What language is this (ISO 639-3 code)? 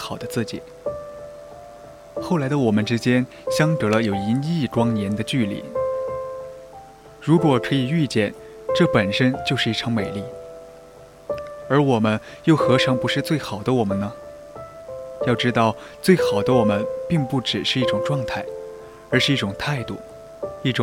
zho